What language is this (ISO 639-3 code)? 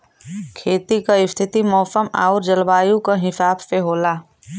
bho